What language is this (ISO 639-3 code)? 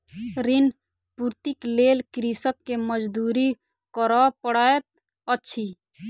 mai